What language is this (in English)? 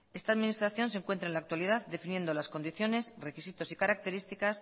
Spanish